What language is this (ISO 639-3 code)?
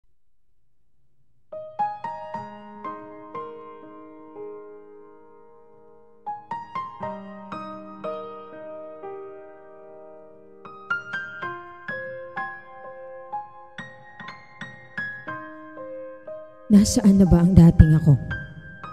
fil